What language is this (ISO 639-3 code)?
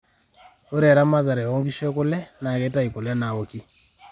mas